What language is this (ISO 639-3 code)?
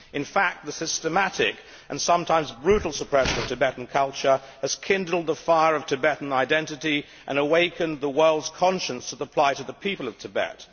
eng